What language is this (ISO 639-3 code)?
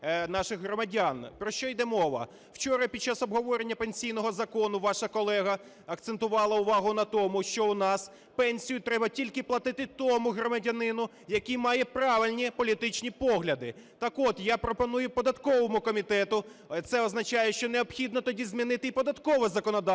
ukr